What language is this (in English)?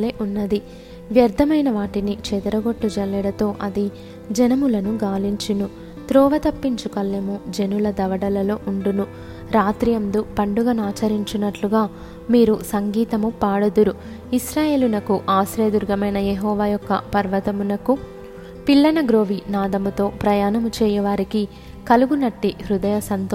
Telugu